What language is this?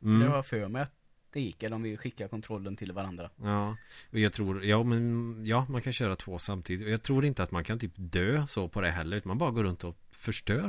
Swedish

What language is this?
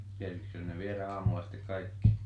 Finnish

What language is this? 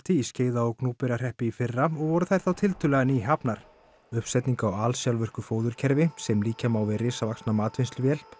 Icelandic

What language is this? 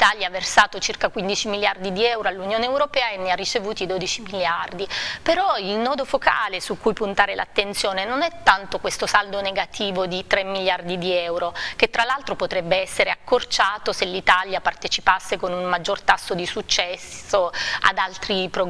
Italian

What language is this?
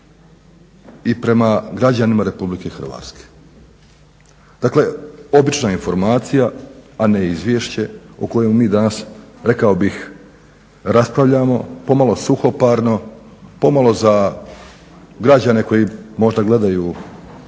Croatian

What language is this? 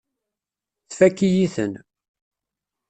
Kabyle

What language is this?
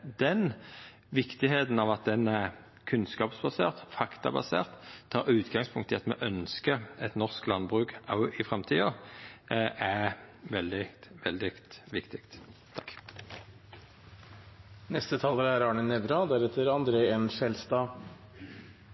Norwegian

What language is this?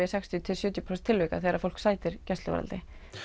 Icelandic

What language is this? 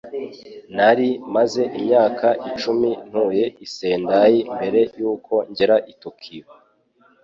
Kinyarwanda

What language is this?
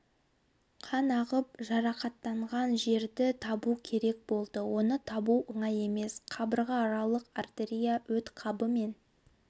Kazakh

